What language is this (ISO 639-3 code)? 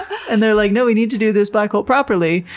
eng